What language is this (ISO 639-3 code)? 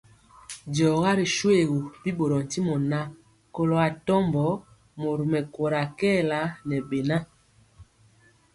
mcx